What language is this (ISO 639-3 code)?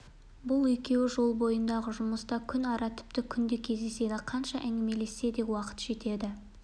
kaz